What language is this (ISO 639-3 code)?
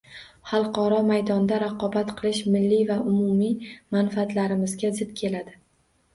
uzb